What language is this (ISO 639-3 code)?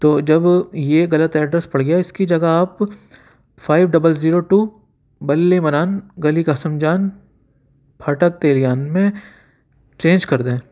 urd